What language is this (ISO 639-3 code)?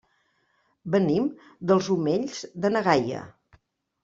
cat